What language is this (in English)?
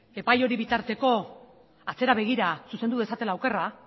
Basque